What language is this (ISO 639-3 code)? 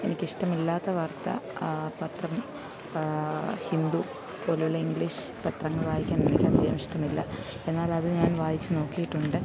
mal